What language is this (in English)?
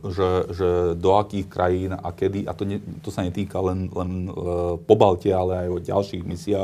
Slovak